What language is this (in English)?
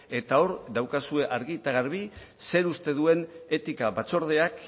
Basque